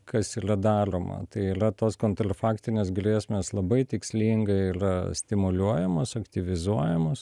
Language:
Lithuanian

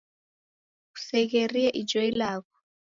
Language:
Taita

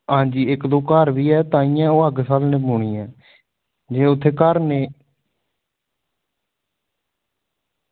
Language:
Dogri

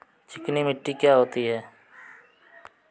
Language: Hindi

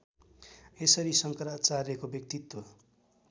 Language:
Nepali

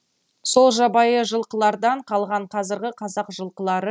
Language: Kazakh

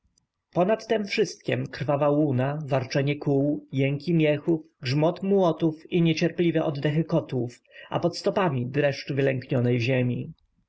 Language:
Polish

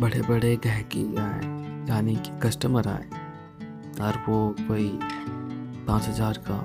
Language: Hindi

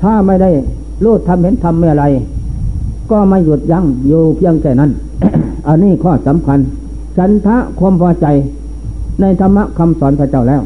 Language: Thai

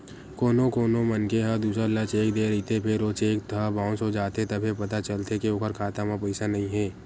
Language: Chhattisgarhi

